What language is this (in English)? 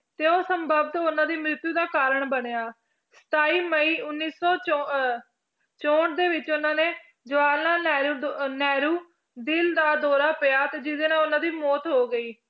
Punjabi